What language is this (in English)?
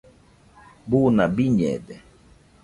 Nüpode Huitoto